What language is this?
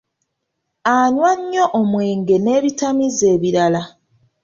Ganda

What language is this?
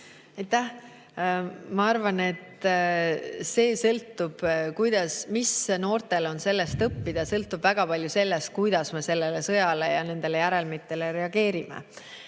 Estonian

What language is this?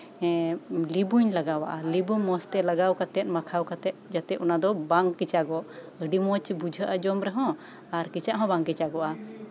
Santali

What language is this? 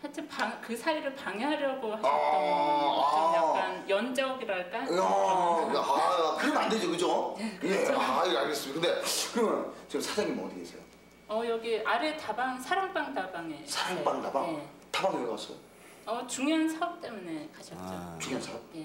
Korean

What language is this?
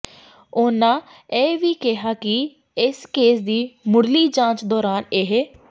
Punjabi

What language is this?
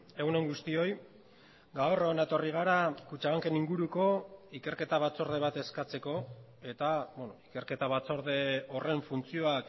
Basque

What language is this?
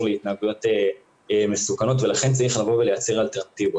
Hebrew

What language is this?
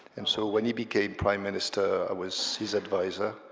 English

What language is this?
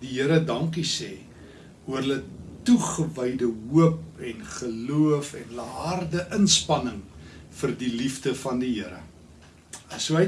Dutch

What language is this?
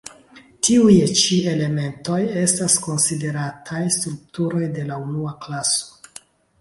Esperanto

